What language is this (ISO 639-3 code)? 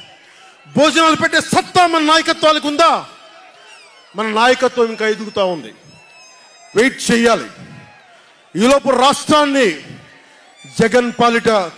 ara